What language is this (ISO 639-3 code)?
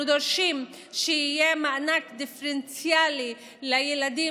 heb